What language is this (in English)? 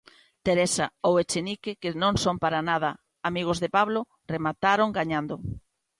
Galician